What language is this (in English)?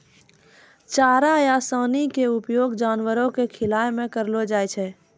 Maithili